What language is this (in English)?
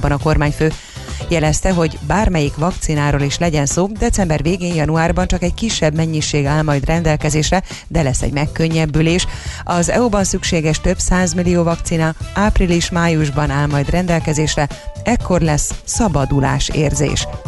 Hungarian